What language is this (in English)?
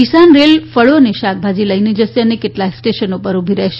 Gujarati